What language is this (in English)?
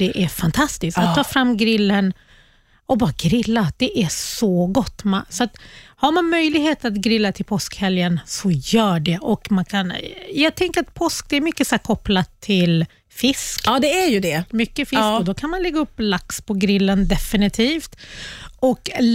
Swedish